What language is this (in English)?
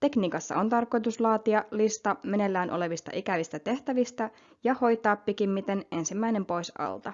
Finnish